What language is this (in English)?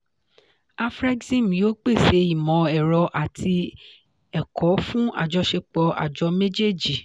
Yoruba